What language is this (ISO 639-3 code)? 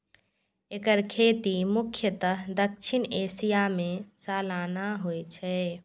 mai